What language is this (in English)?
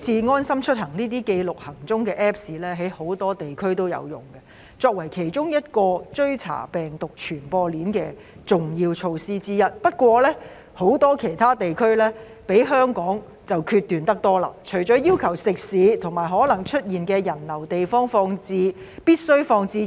Cantonese